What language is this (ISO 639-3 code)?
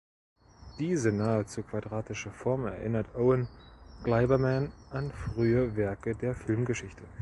deu